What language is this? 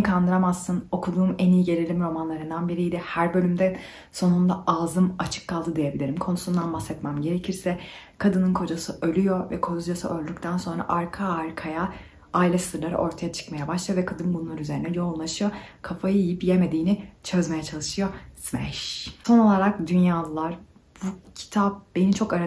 Turkish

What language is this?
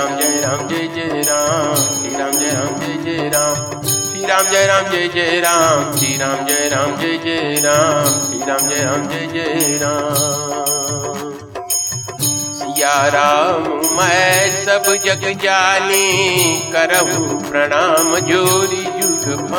Hindi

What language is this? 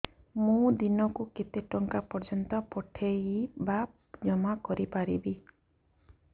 Odia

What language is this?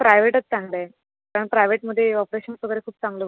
Marathi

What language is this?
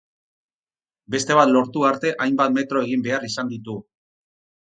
Basque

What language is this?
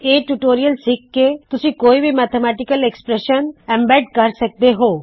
Punjabi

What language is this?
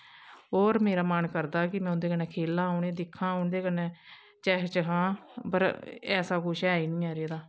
Dogri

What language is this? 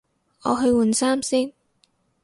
Cantonese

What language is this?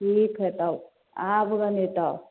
Maithili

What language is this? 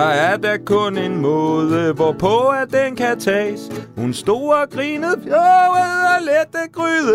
Danish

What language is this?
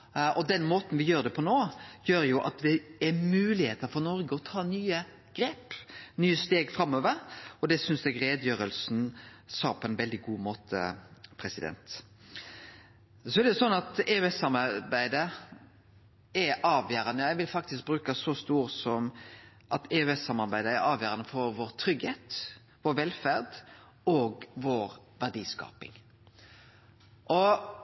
Norwegian Nynorsk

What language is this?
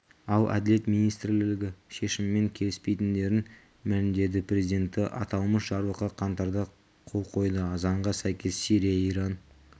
Kazakh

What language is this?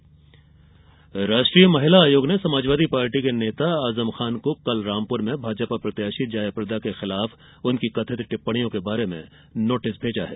Hindi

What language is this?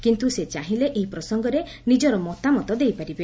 Odia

